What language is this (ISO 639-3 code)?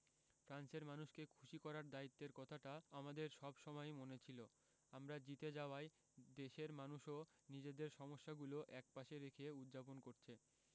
ben